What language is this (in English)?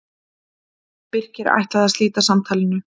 Icelandic